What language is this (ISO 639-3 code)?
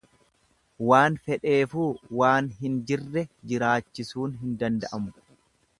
orm